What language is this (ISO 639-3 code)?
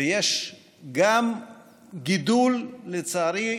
heb